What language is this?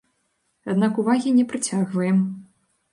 Belarusian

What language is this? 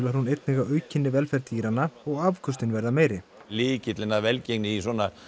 Icelandic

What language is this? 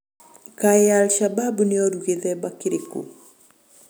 Kikuyu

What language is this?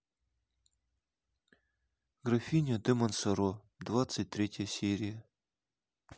Russian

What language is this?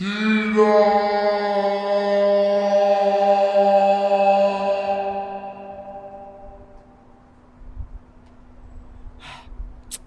Indonesian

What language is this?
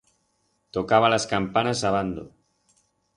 Aragonese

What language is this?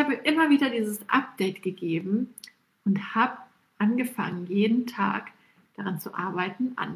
German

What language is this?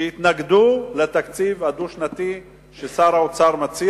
Hebrew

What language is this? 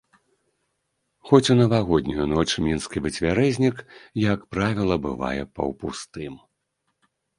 Belarusian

